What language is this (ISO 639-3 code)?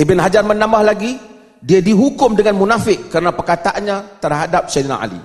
msa